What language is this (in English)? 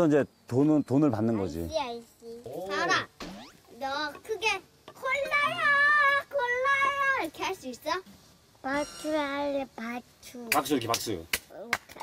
Korean